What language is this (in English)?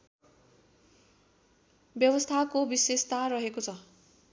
Nepali